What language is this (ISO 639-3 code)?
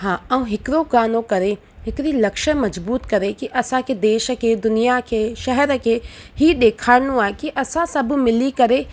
snd